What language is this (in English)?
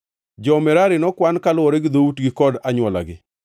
Luo (Kenya and Tanzania)